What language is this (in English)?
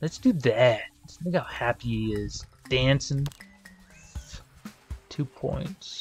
English